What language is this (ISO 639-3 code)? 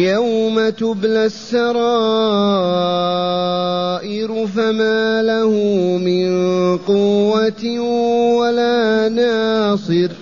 ara